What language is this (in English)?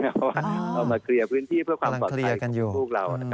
Thai